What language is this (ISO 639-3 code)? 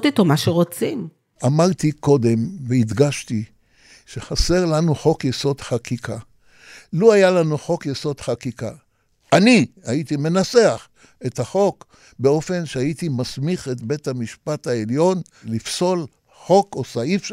heb